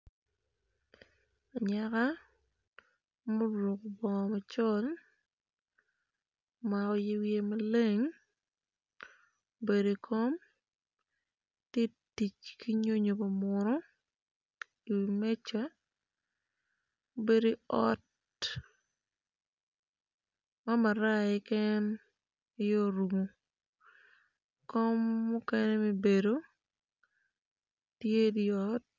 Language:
Acoli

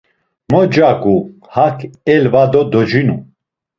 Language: Laz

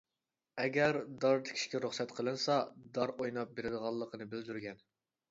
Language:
Uyghur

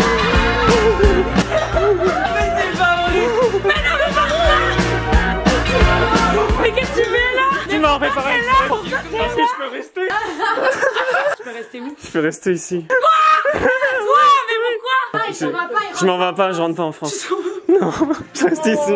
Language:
French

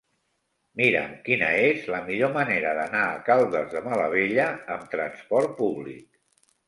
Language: Catalan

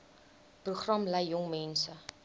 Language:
Afrikaans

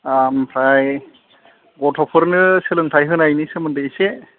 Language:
Bodo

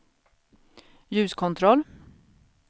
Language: Swedish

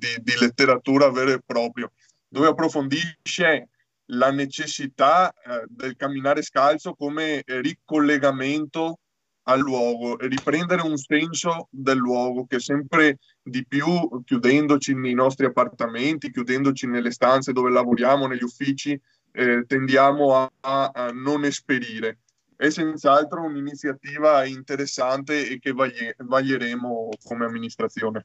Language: Italian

